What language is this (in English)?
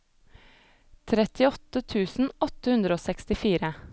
Norwegian